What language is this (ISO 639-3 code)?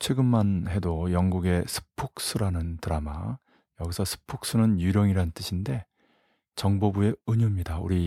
kor